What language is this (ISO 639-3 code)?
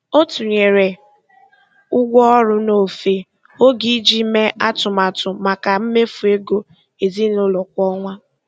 ibo